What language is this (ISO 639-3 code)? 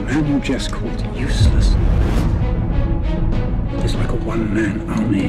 tur